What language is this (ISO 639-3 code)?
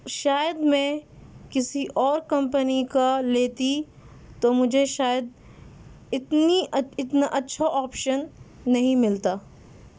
urd